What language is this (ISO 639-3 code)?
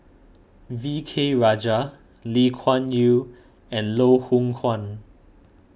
eng